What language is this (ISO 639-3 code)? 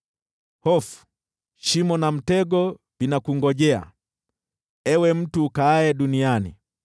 swa